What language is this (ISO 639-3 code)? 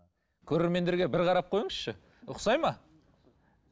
kaz